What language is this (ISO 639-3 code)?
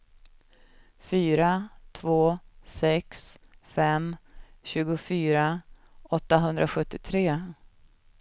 swe